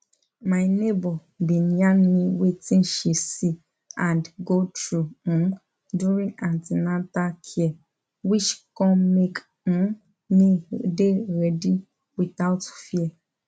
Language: Nigerian Pidgin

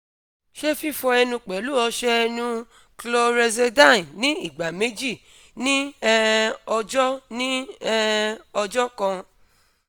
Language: Yoruba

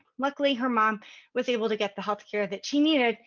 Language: English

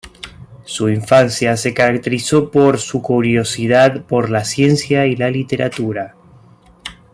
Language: Spanish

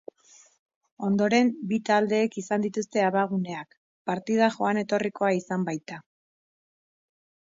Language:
Basque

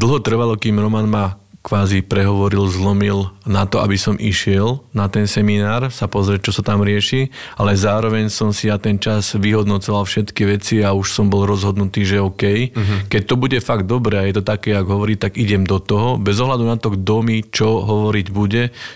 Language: Slovak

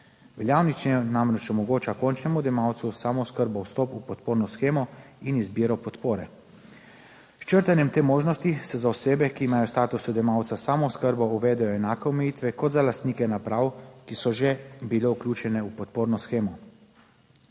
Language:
Slovenian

